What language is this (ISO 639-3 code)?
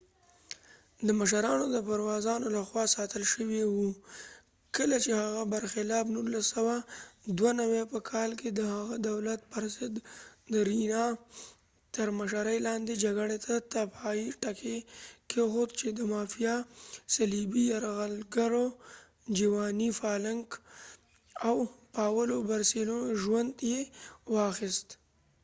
pus